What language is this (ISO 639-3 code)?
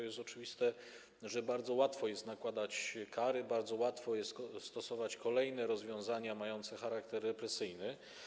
pol